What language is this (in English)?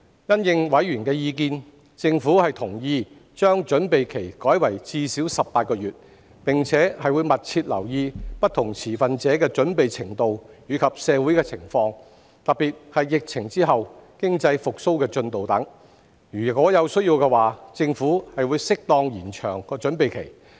Cantonese